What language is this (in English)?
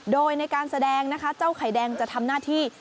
Thai